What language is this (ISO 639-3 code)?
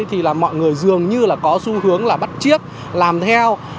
vie